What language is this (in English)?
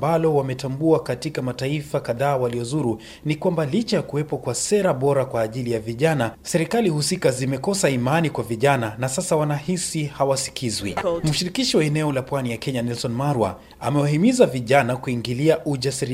Swahili